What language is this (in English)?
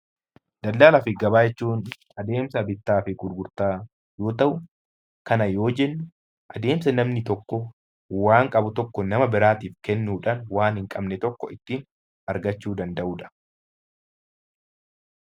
Oromo